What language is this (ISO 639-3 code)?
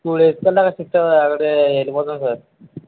tel